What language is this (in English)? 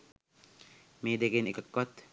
Sinhala